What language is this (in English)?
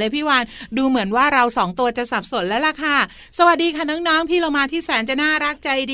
Thai